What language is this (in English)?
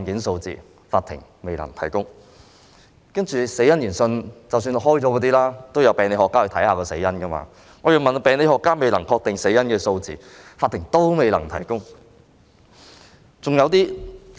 Cantonese